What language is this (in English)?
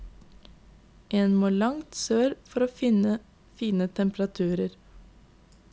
Norwegian